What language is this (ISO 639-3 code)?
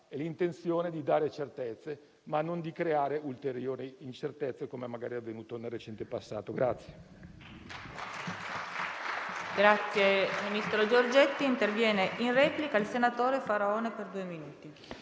ita